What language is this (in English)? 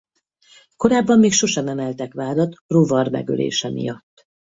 Hungarian